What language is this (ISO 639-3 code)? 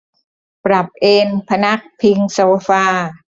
tha